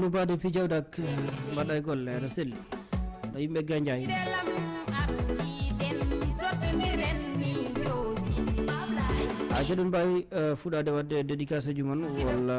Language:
Indonesian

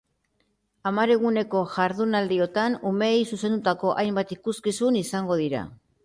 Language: Basque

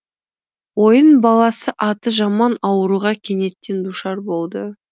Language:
Kazakh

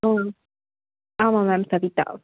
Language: Tamil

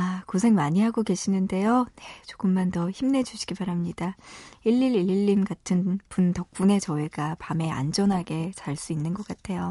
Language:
Korean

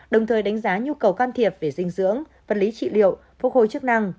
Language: Vietnamese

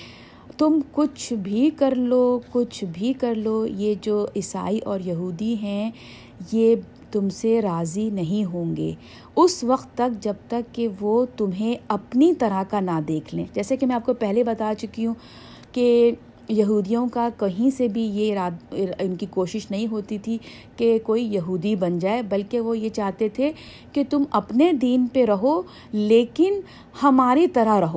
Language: Urdu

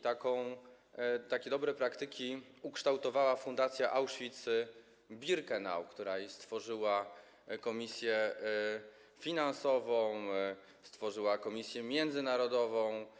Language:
Polish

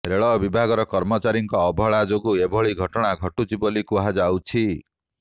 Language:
Odia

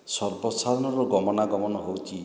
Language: Odia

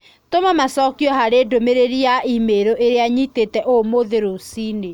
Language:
Kikuyu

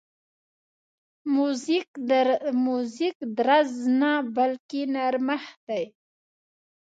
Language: Pashto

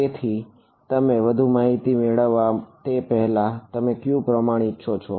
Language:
Gujarati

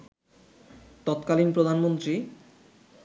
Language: Bangla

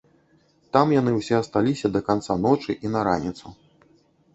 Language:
Belarusian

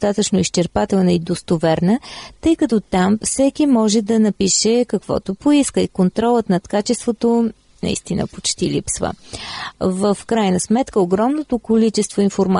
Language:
Bulgarian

